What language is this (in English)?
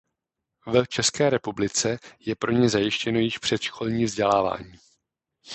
Czech